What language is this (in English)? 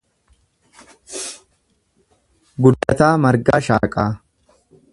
Oromo